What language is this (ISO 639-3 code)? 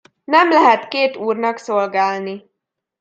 hun